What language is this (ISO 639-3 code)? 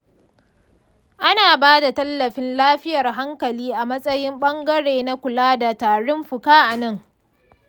hau